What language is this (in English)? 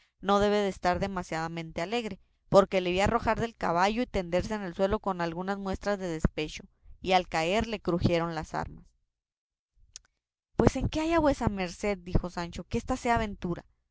Spanish